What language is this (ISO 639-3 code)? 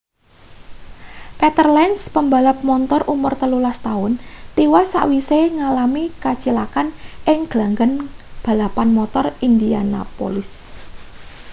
jav